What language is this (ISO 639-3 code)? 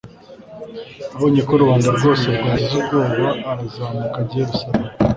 kin